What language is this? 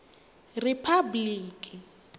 Tsonga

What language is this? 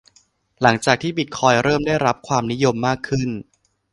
Thai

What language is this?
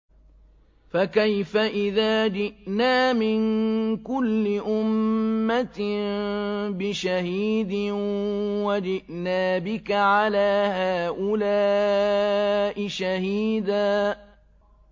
Arabic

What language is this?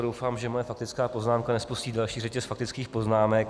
Czech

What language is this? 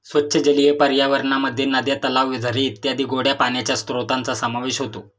Marathi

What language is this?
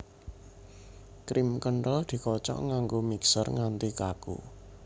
Javanese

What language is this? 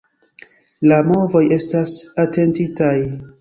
Esperanto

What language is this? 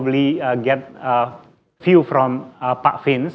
Indonesian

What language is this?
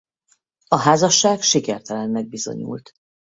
Hungarian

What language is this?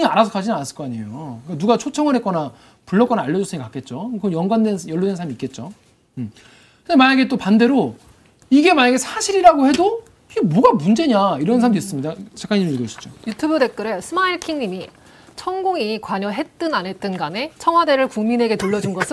Korean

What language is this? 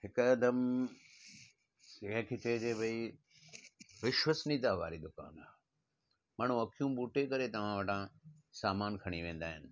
Sindhi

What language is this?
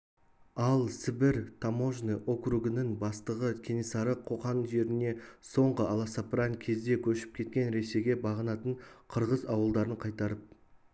Kazakh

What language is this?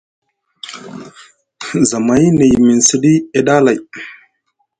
Musgu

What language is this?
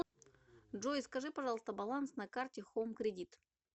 Russian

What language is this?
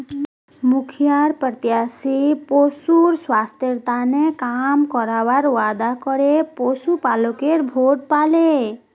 Magahi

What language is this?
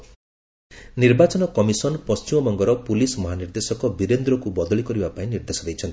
Odia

